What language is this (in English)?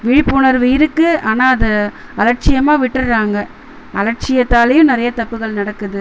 Tamil